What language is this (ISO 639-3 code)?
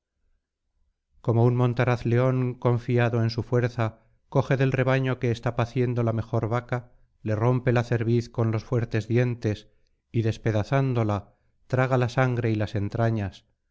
spa